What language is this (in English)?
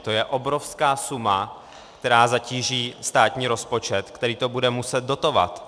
Czech